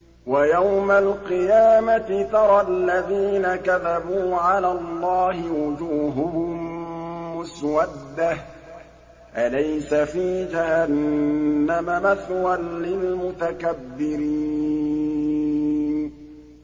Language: Arabic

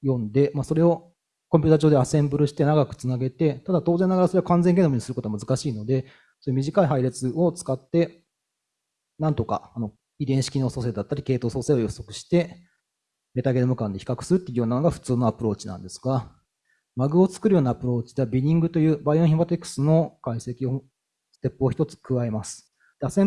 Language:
Japanese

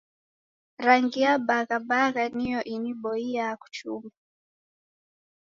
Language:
Taita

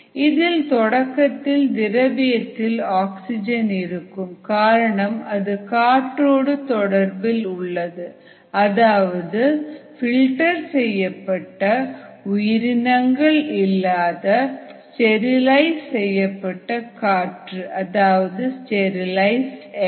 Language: Tamil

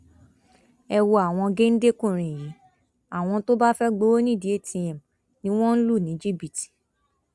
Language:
Yoruba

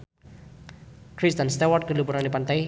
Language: Sundanese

